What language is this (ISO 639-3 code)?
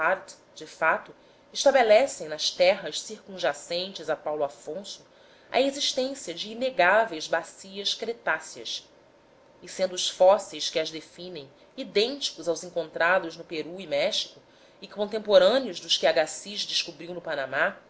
por